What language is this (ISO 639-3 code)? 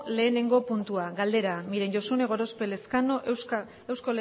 eus